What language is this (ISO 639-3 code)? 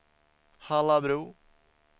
swe